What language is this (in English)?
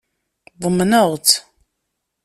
Kabyle